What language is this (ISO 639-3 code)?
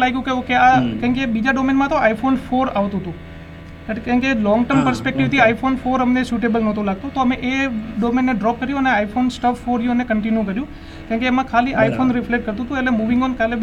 guj